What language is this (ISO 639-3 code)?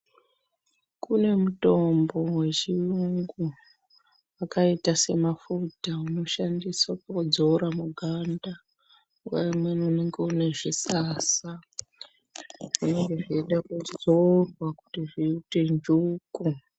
ndc